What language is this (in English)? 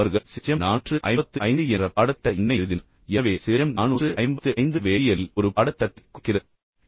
Tamil